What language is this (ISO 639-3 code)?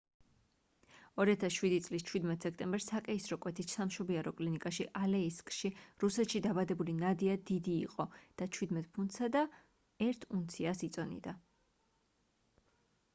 kat